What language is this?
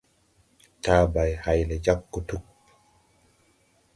Tupuri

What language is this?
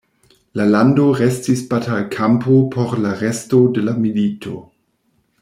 Esperanto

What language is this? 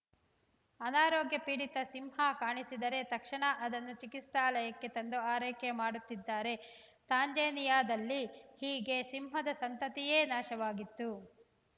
Kannada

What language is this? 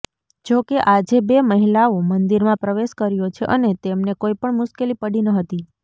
Gujarati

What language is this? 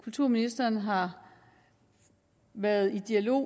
Danish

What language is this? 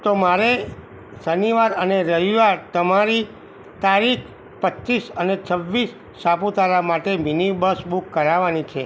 Gujarati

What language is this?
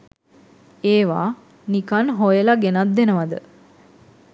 Sinhala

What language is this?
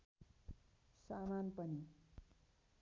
Nepali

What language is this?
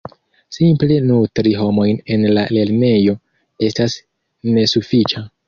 Esperanto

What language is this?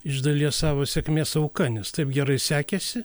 Lithuanian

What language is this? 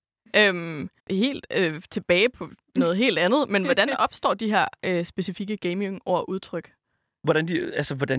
Danish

